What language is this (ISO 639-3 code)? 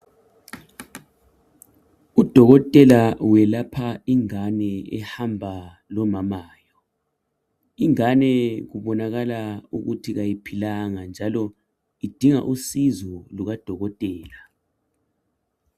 nde